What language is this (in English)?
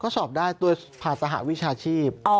Thai